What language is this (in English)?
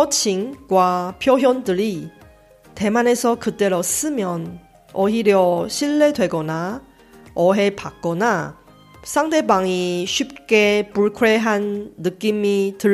Korean